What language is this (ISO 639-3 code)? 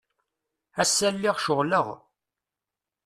kab